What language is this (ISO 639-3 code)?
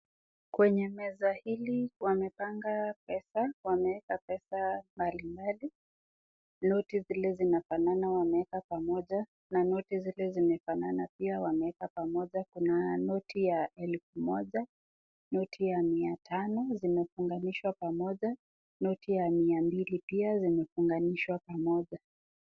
swa